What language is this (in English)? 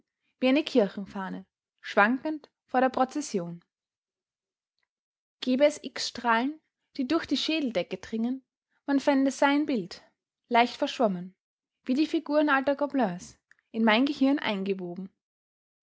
German